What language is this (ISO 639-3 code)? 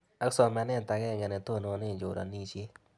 kln